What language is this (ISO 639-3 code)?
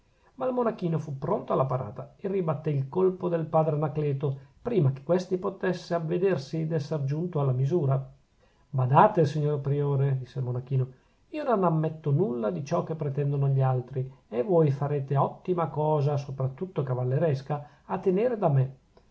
ita